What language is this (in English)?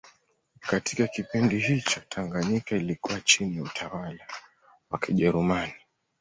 Swahili